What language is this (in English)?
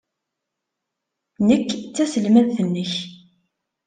Kabyle